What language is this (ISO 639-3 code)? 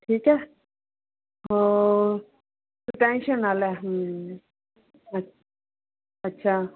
pan